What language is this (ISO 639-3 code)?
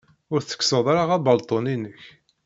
kab